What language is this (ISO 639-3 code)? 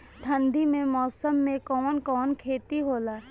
bho